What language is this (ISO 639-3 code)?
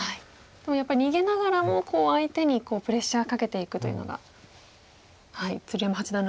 jpn